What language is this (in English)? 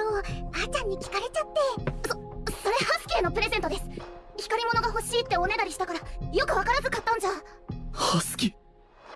Japanese